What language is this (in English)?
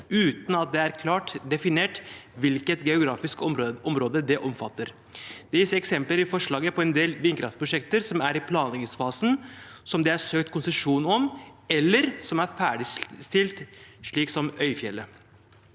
Norwegian